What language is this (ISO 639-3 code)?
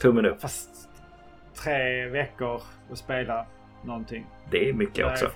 swe